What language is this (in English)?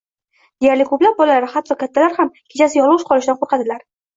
Uzbek